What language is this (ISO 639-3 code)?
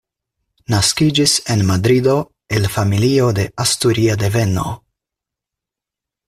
epo